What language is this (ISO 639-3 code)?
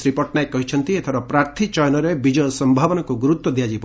ori